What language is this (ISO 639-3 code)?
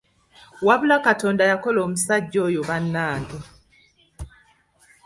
lug